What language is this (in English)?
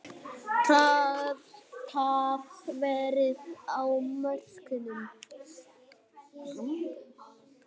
Icelandic